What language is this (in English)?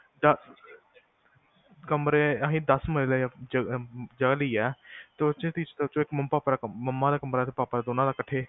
Punjabi